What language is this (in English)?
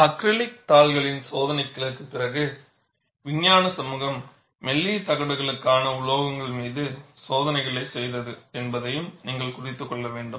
Tamil